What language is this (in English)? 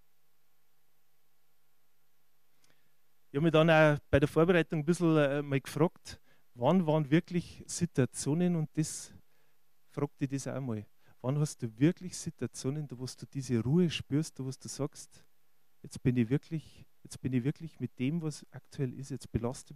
German